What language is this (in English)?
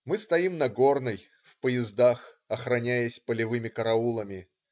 Russian